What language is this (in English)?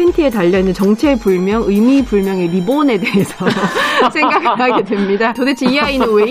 Korean